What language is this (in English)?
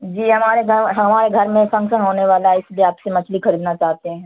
Urdu